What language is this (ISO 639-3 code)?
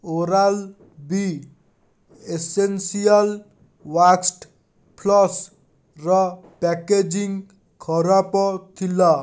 ori